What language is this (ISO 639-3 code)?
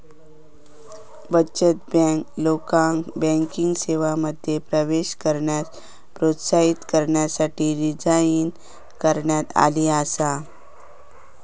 mar